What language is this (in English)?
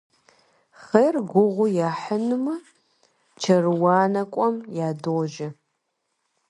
Kabardian